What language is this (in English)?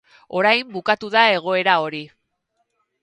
Basque